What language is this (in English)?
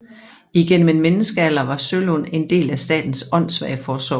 Danish